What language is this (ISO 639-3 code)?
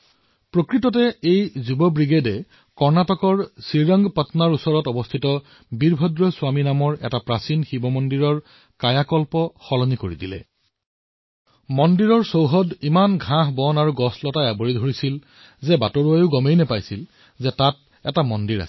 asm